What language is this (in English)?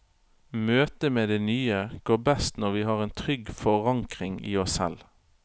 Norwegian